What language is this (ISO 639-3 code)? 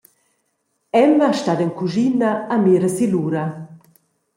roh